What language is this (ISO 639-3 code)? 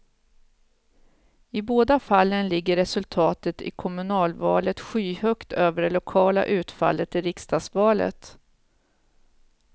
swe